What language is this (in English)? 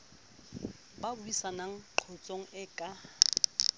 Southern Sotho